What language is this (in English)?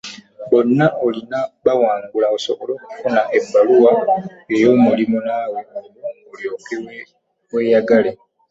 Ganda